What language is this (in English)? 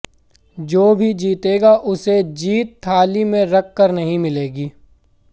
Hindi